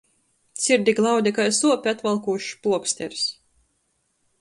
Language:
Latgalian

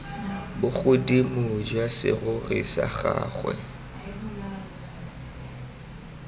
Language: Tswana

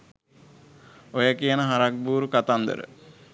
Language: Sinhala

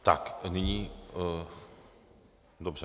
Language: Czech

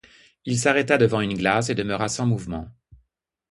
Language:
French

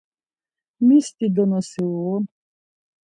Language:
Laz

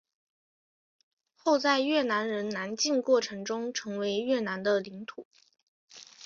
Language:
Chinese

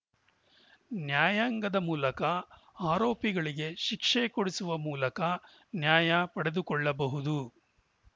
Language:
Kannada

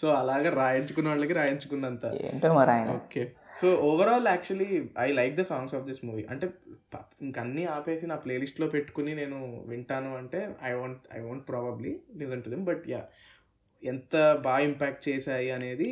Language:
Telugu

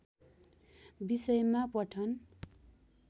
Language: Nepali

